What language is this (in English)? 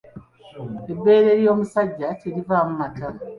Ganda